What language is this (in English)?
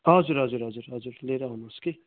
Nepali